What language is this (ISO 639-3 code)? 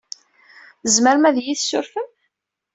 kab